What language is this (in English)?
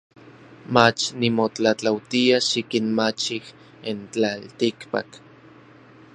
Orizaba Nahuatl